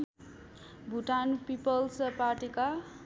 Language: Nepali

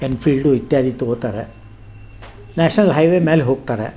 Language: Kannada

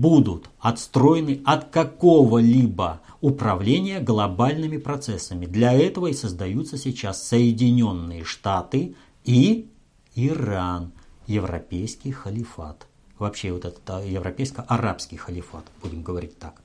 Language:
Russian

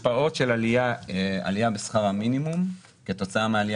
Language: Hebrew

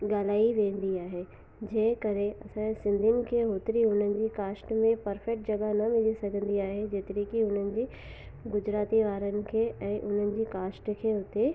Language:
Sindhi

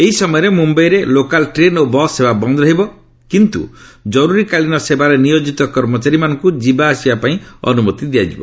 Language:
Odia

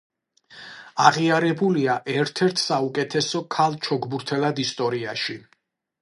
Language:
Georgian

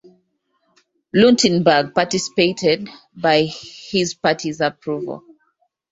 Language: English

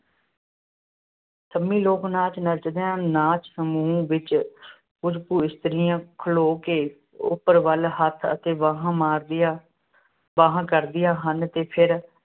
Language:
Punjabi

